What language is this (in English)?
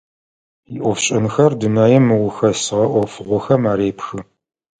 Adyghe